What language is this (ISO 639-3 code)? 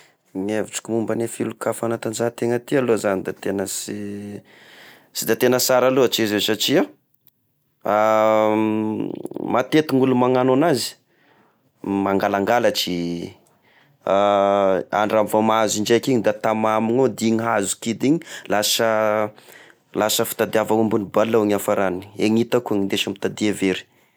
tkg